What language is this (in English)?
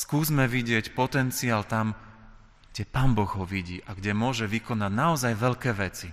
Slovak